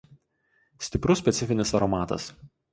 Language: Lithuanian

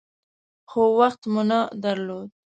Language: Pashto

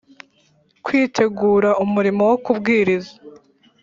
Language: Kinyarwanda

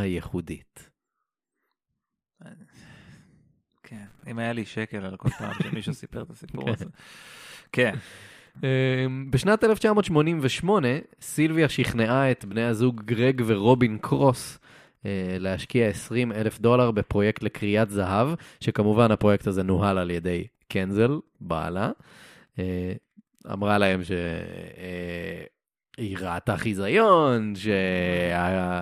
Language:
Hebrew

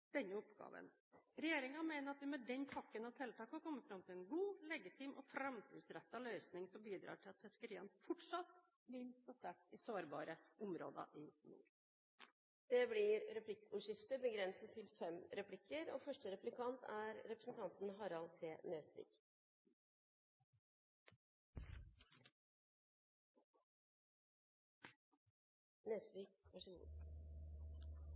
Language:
Norwegian Bokmål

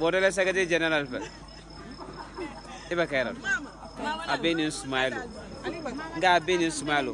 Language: Indonesian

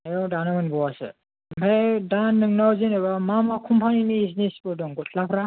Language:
Bodo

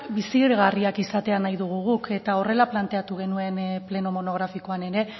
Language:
Basque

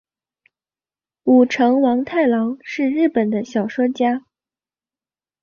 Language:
Chinese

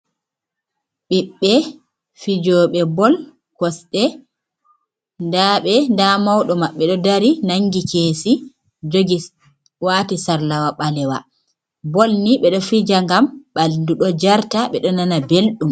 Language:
Fula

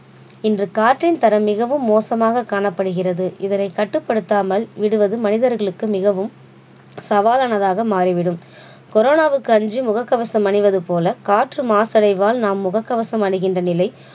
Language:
Tamil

